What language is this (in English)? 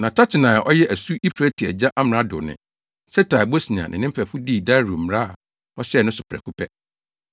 Akan